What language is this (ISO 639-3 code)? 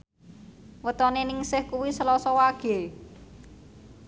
jav